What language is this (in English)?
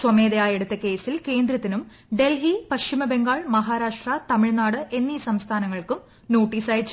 Malayalam